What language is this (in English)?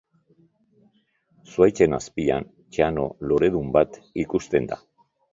Basque